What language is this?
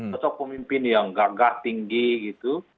Indonesian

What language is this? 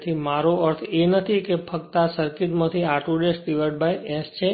Gujarati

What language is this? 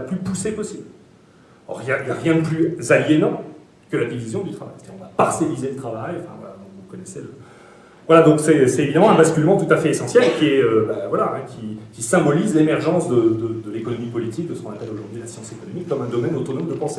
French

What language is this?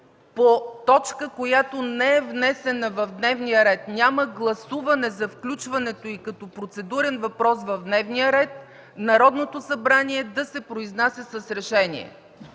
Bulgarian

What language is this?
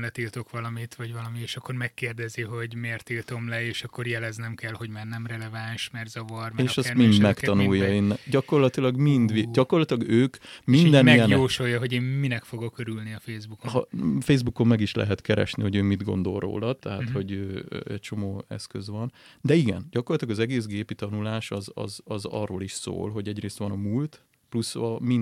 Hungarian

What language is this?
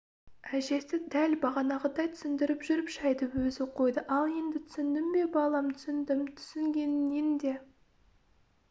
Kazakh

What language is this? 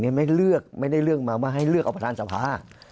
Thai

